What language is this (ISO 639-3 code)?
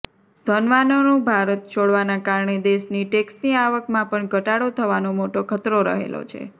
guj